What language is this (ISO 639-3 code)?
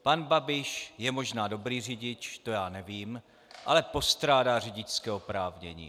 ces